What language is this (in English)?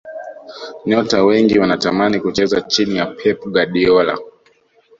Swahili